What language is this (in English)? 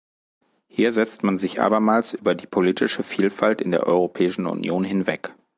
German